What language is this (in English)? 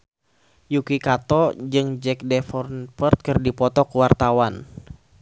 Sundanese